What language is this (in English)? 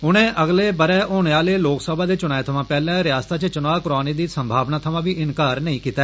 Dogri